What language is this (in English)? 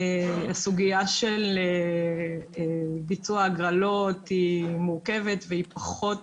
Hebrew